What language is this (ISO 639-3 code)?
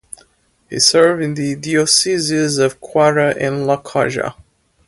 eng